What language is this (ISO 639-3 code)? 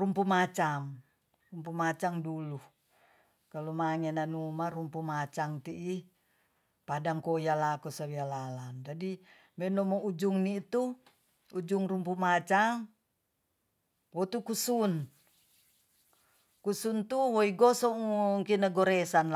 txs